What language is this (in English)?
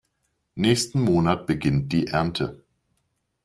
German